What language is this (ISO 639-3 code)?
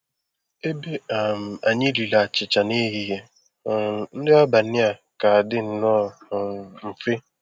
ibo